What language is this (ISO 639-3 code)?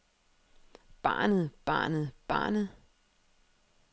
dan